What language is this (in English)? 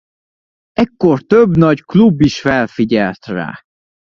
Hungarian